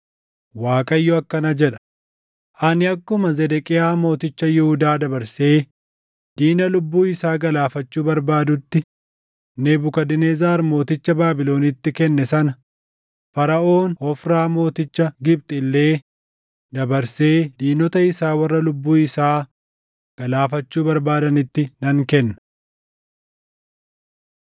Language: Oromo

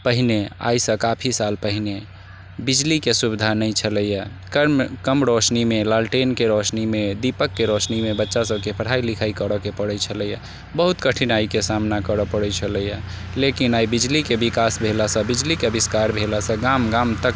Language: Maithili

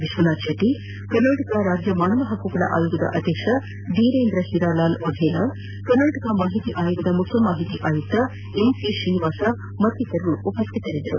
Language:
Kannada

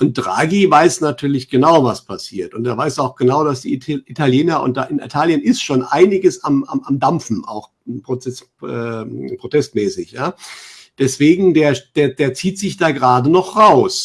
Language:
German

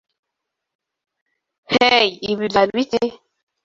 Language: Kinyarwanda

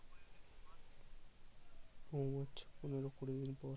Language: Bangla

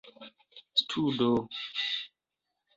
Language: Esperanto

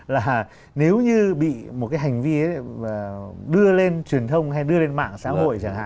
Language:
Vietnamese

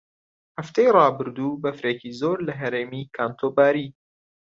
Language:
Central Kurdish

